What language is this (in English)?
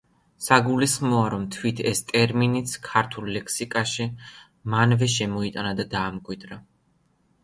Georgian